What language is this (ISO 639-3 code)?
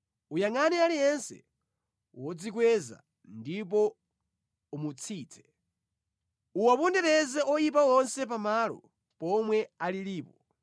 nya